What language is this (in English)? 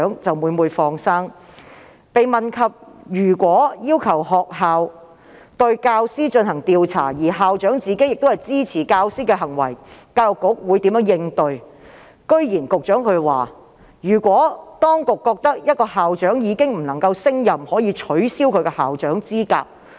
Cantonese